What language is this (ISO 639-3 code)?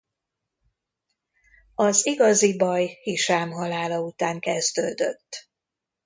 hun